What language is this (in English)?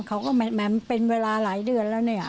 Thai